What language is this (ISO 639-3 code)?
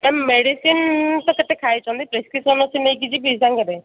ori